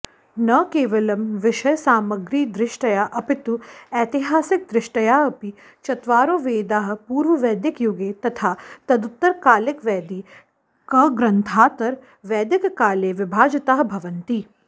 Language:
Sanskrit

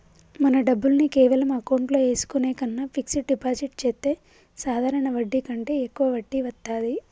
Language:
Telugu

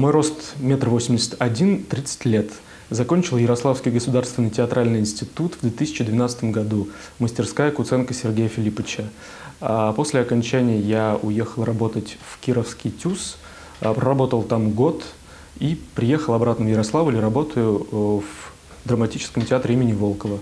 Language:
Russian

